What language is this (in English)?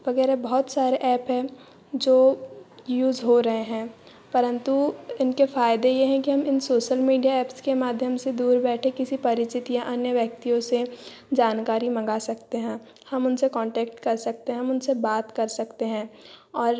Hindi